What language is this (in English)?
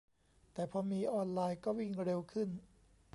Thai